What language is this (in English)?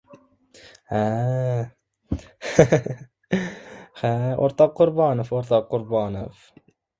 Uzbek